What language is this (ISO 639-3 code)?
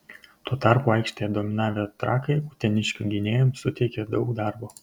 lit